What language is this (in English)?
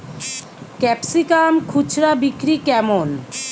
Bangla